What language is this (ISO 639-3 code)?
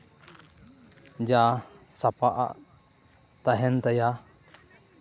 sat